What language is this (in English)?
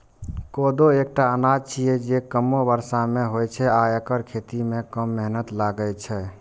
Maithili